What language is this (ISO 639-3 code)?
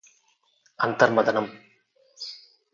tel